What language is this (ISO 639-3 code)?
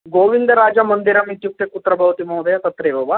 san